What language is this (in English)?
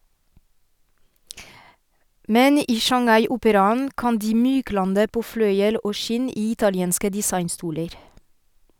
Norwegian